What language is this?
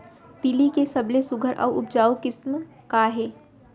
Chhattisgarhi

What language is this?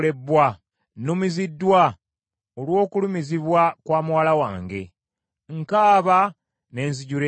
Ganda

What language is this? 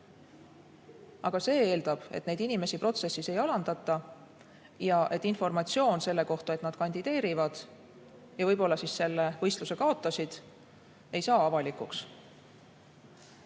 Estonian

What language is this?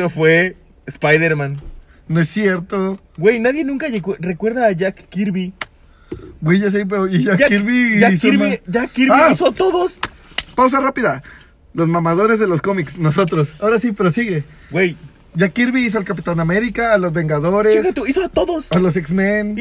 Spanish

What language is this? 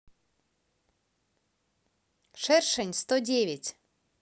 Russian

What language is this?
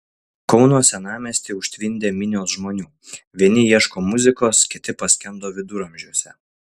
Lithuanian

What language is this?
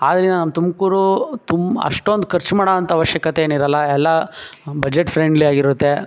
Kannada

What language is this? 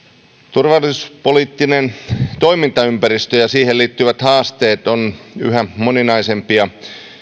Finnish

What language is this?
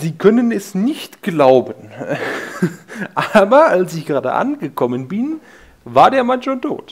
German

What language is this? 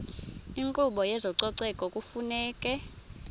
Xhosa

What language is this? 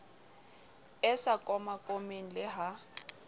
Southern Sotho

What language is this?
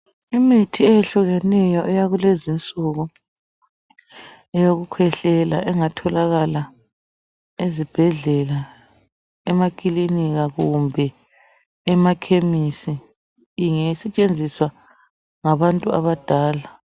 North Ndebele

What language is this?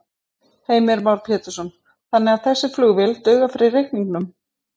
Icelandic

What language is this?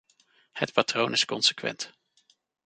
Dutch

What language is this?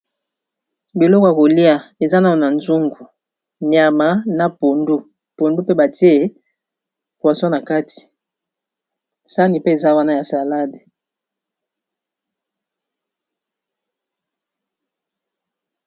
Lingala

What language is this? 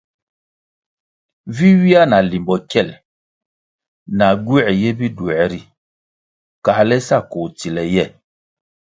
Kwasio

